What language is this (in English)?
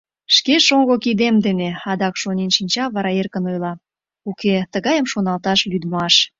Mari